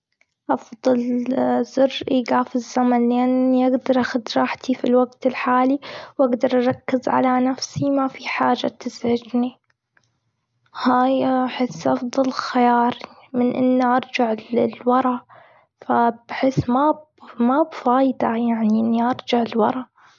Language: Gulf Arabic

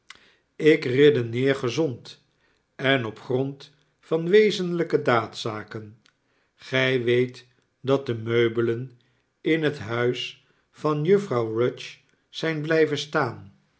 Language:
Dutch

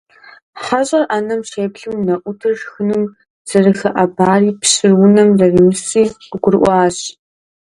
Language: Kabardian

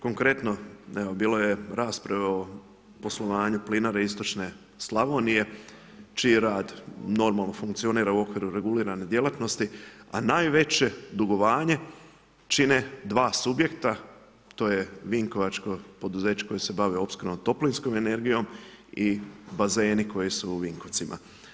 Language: Croatian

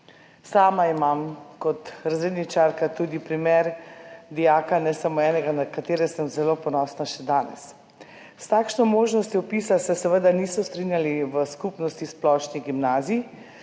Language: Slovenian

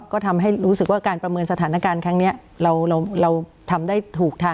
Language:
Thai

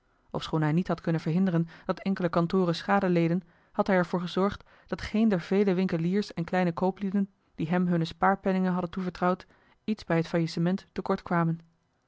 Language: Dutch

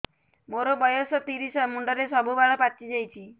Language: Odia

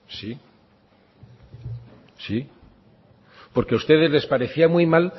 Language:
Spanish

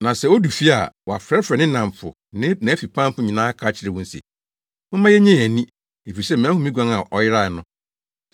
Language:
Akan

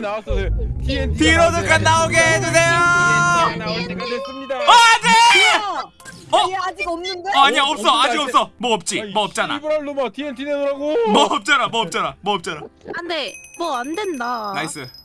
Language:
Korean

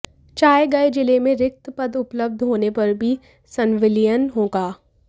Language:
Hindi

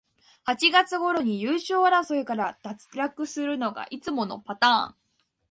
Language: Japanese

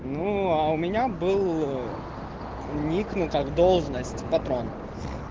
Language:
Russian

